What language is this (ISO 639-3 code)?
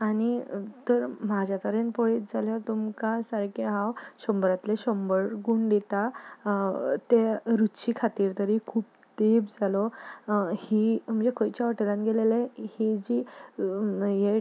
kok